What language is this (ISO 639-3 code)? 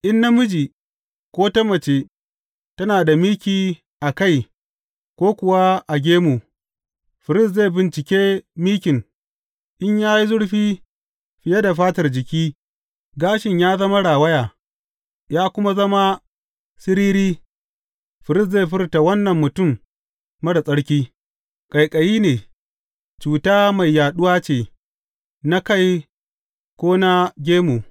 hau